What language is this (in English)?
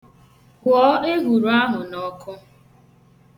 Igbo